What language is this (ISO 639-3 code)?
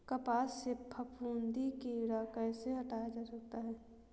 hin